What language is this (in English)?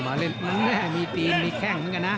Thai